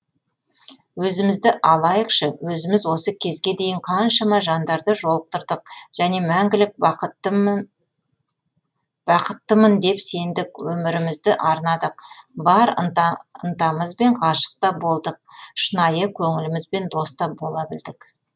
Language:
Kazakh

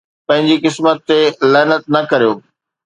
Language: Sindhi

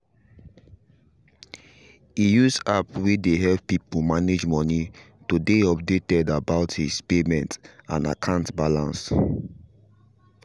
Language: Nigerian Pidgin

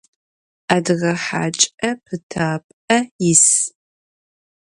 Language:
Adyghe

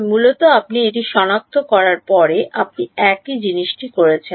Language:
Bangla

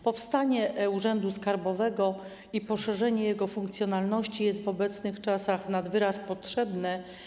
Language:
Polish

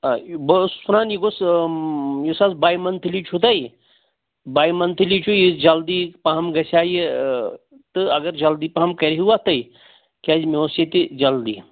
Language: Kashmiri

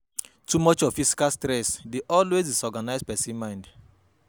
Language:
Nigerian Pidgin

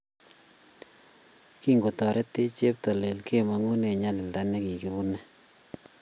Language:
Kalenjin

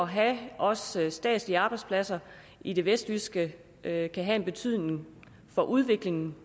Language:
Danish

